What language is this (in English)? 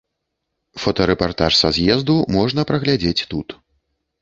Belarusian